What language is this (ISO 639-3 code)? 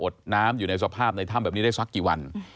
tha